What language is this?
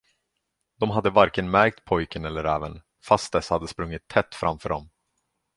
Swedish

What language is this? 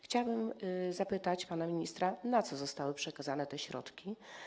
Polish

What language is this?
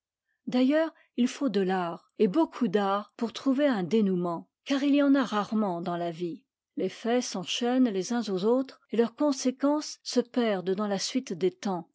French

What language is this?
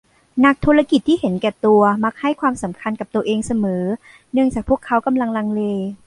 Thai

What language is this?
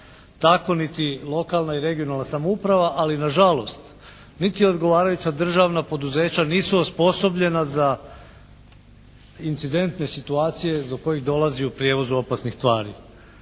Croatian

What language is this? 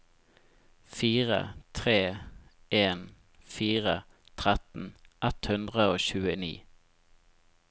Norwegian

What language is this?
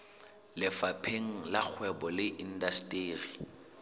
Southern Sotho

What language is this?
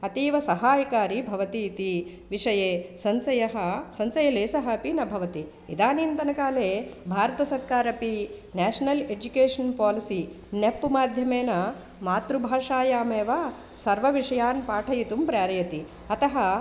Sanskrit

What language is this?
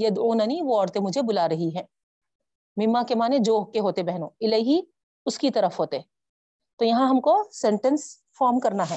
Urdu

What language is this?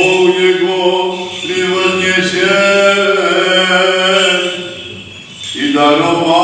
Greek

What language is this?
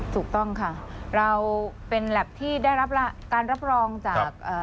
Thai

